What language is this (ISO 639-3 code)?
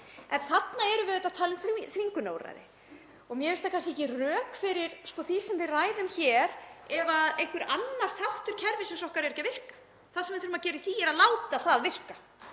isl